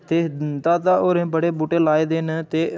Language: Dogri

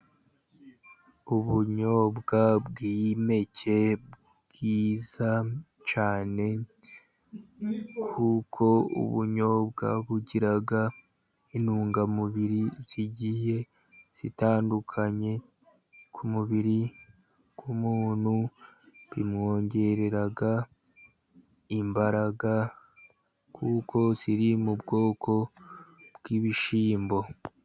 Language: Kinyarwanda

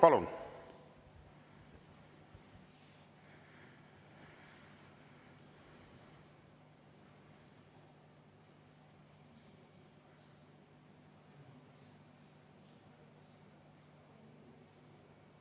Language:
Estonian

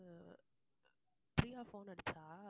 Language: Tamil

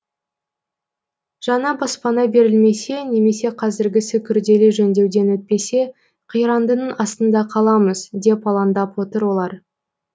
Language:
Kazakh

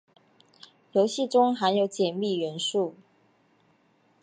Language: Chinese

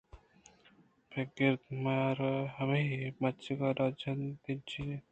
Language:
Eastern Balochi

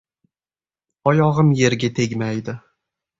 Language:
Uzbek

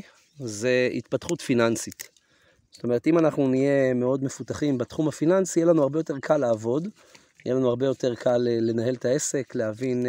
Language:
Hebrew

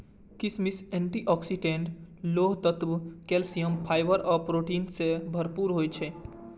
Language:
Maithili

